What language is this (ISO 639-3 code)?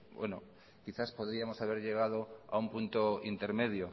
spa